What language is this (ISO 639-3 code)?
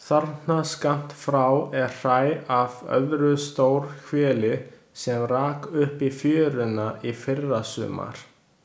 isl